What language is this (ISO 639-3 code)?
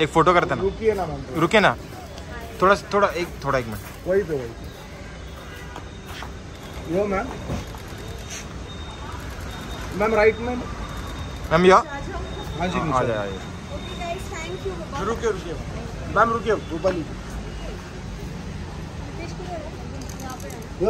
hin